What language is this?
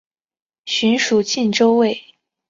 Chinese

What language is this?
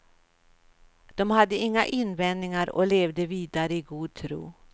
Swedish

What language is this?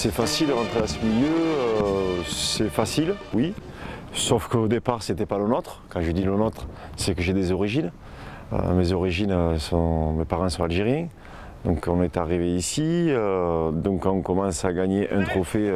French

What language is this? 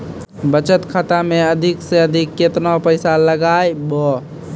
Maithili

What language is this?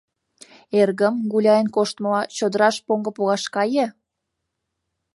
Mari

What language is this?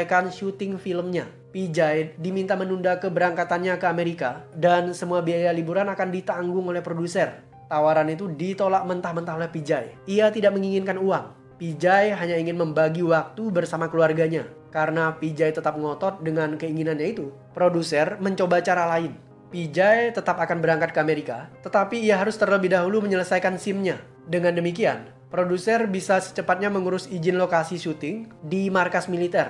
Indonesian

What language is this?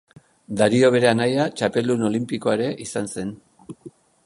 Basque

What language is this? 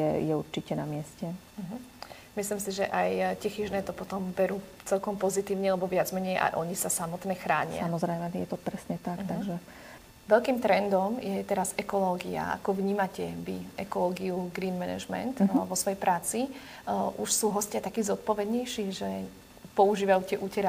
Slovak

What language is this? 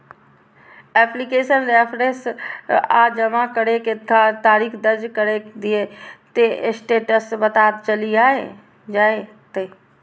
Maithili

